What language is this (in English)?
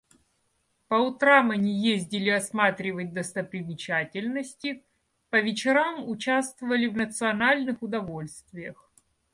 Russian